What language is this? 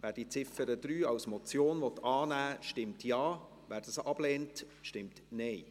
Swiss German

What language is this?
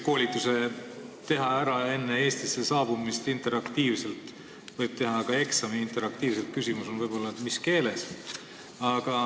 Estonian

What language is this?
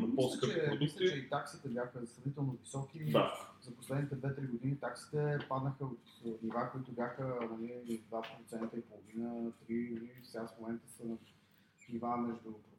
Bulgarian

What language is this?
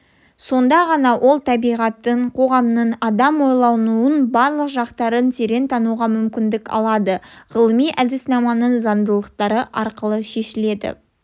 Kazakh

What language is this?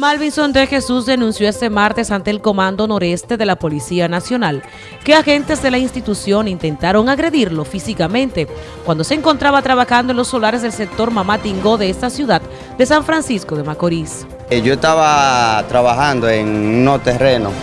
Spanish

